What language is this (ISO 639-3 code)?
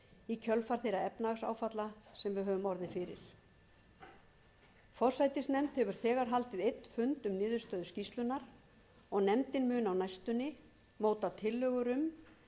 isl